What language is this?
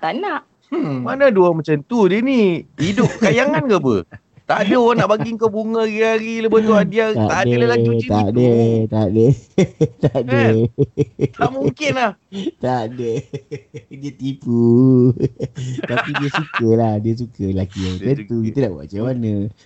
Malay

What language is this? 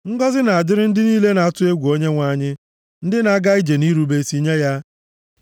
Igbo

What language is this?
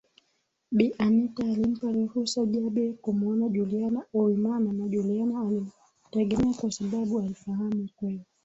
Swahili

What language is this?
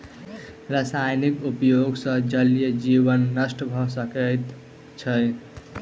Maithili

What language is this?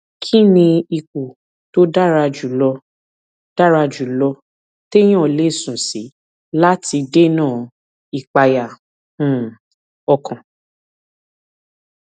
Yoruba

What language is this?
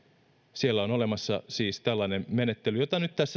Finnish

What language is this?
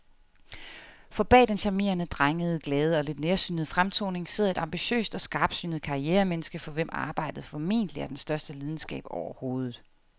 Danish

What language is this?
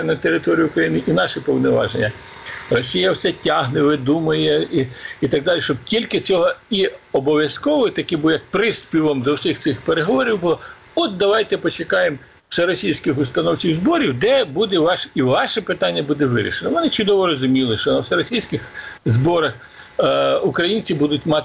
Ukrainian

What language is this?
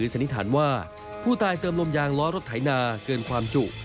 Thai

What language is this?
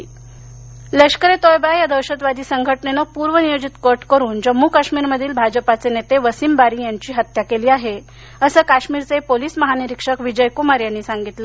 Marathi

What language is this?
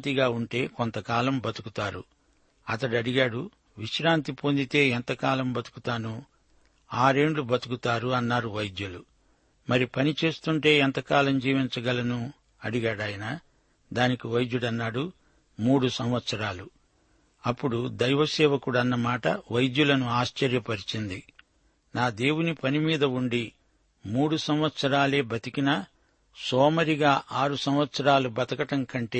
Telugu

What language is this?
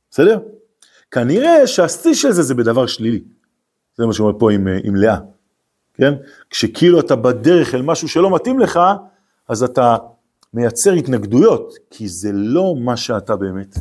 Hebrew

